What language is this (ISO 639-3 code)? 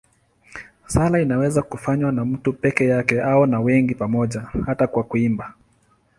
swa